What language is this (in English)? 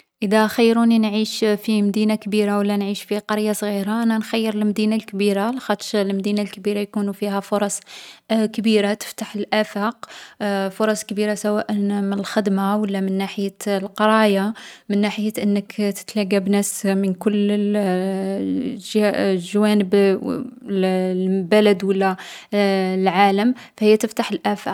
Algerian Arabic